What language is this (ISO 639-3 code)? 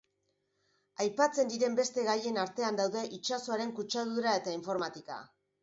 eus